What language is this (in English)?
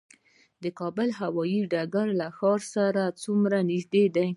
Pashto